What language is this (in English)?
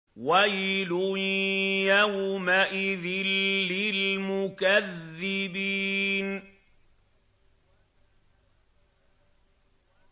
Arabic